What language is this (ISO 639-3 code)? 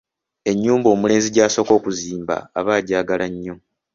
lug